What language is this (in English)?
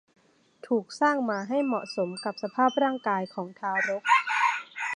Thai